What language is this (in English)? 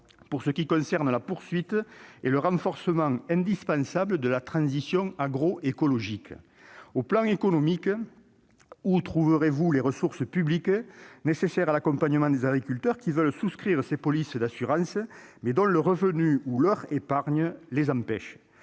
French